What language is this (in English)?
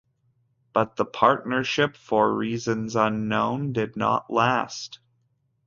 English